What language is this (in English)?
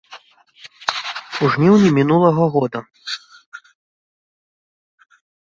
Belarusian